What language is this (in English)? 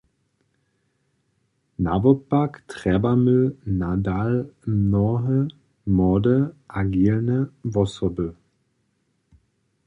Upper Sorbian